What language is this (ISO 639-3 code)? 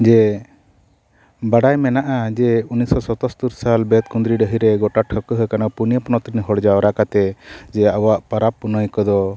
sat